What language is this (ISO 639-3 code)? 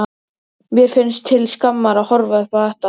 isl